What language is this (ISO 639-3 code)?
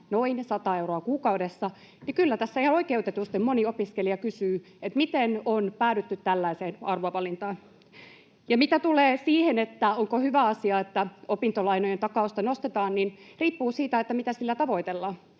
fin